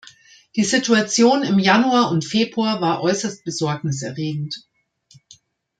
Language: German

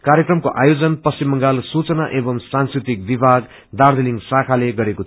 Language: Nepali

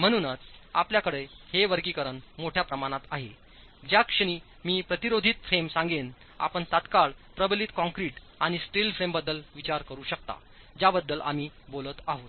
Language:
Marathi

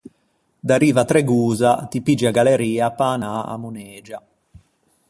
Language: Ligurian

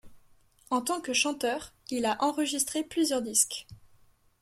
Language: French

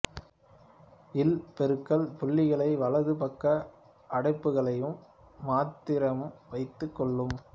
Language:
Tamil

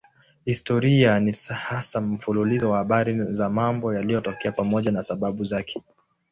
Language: Swahili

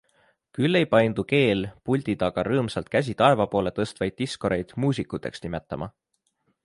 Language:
Estonian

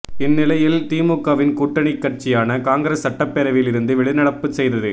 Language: Tamil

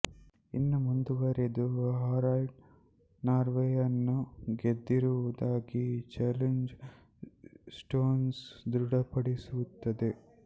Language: Kannada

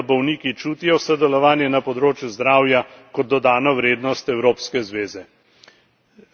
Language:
Slovenian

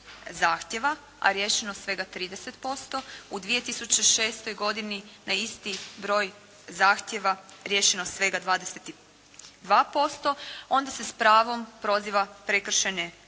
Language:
Croatian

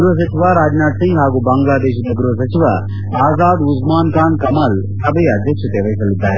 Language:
Kannada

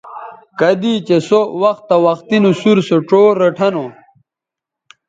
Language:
Bateri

